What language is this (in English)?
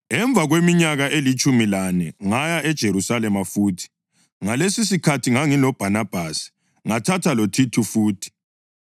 North Ndebele